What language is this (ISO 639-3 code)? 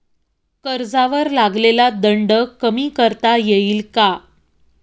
mar